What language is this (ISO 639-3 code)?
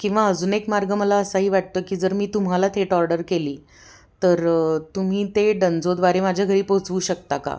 mar